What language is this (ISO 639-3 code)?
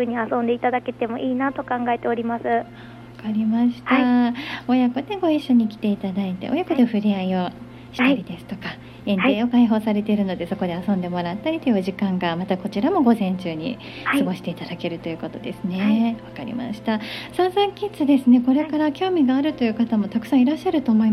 jpn